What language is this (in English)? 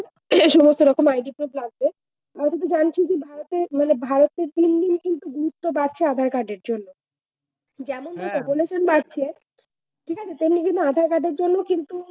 Bangla